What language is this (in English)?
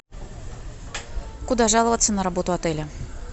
Russian